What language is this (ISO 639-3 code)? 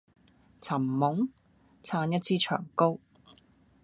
yue